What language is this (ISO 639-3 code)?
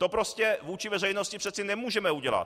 ces